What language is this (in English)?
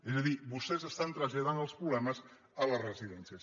Catalan